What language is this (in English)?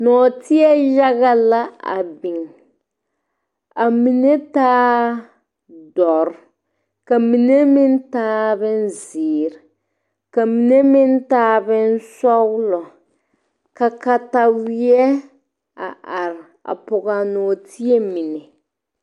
Southern Dagaare